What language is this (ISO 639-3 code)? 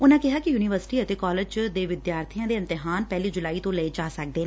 pan